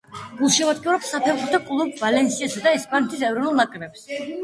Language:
Georgian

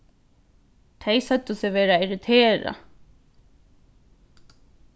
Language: Faroese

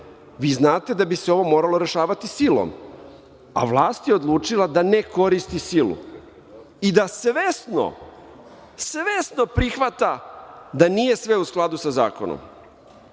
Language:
Serbian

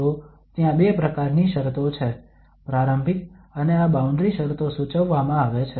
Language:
Gujarati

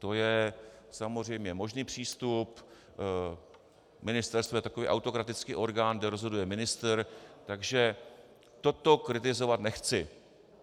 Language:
Czech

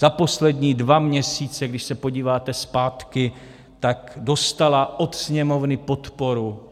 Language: Czech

